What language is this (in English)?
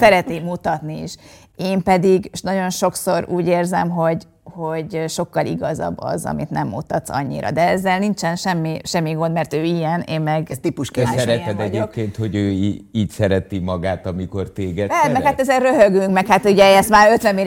Hungarian